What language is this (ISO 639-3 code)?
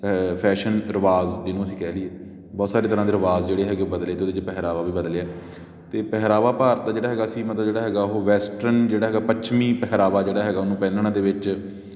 pan